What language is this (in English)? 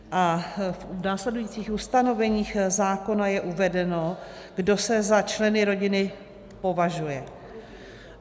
Czech